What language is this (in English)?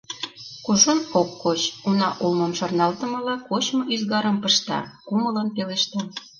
Mari